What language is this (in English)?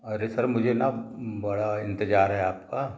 Hindi